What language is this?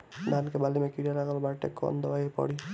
Bhojpuri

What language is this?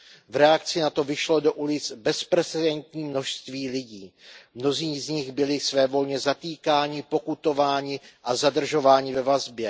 Czech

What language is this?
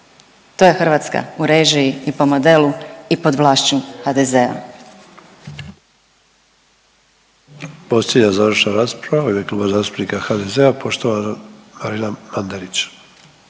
Croatian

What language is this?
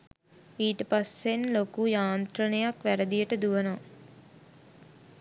Sinhala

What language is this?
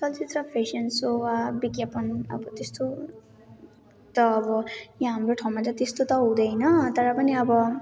Nepali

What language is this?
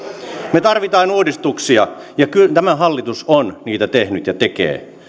Finnish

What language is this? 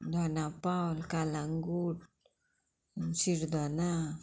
Konkani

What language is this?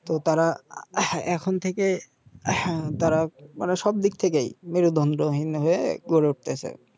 Bangla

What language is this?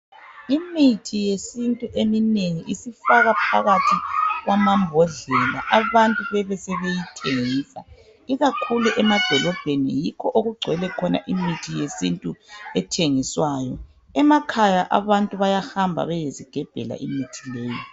North Ndebele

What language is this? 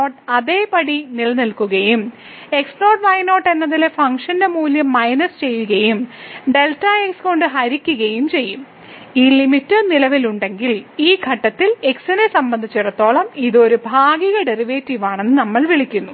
Malayalam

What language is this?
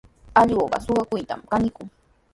Sihuas Ancash Quechua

